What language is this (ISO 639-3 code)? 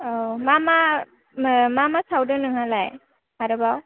brx